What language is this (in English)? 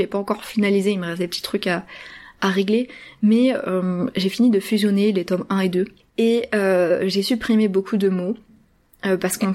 French